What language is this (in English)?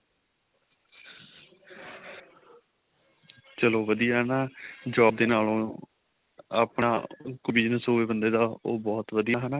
Punjabi